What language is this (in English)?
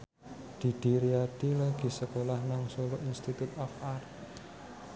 Javanese